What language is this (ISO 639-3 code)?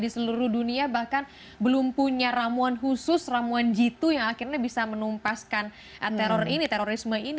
ind